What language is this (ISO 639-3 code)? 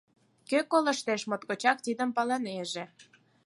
chm